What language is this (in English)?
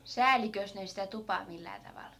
Finnish